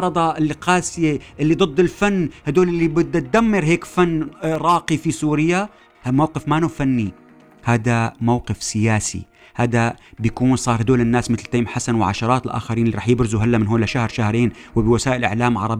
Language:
Arabic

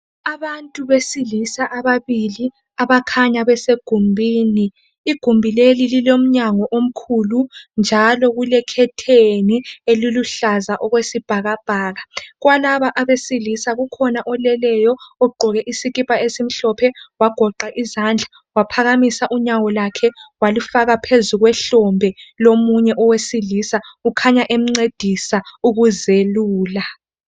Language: North Ndebele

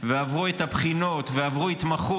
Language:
Hebrew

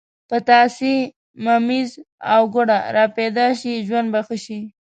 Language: Pashto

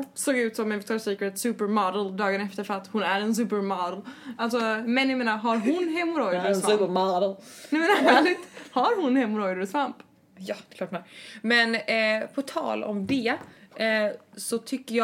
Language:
Swedish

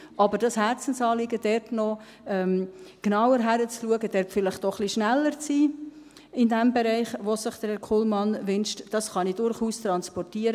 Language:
Swiss German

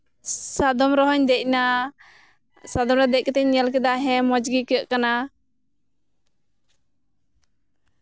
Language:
Santali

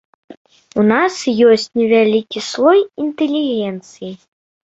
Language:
Belarusian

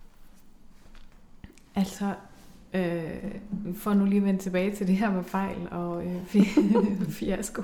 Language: Danish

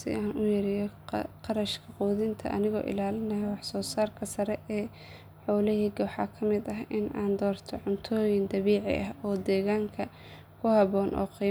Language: Somali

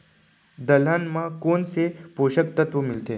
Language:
Chhattisgarhi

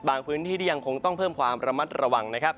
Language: Thai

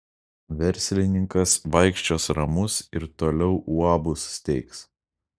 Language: Lithuanian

